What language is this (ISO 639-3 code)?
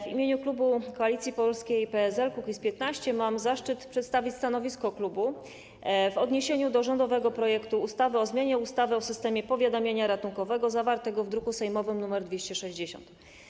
pol